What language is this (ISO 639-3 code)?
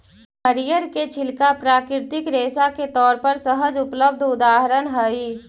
mag